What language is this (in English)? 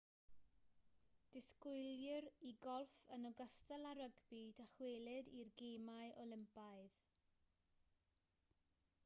Welsh